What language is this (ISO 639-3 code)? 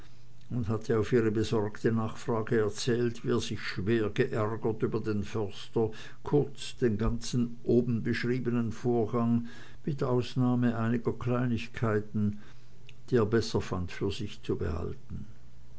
deu